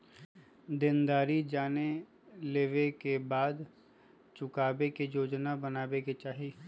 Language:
Magahi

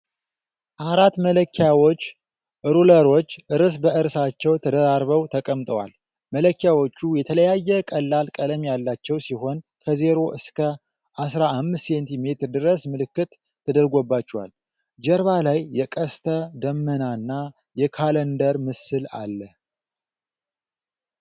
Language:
Amharic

